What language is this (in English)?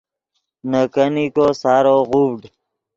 Yidgha